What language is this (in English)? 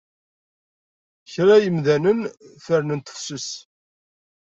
Kabyle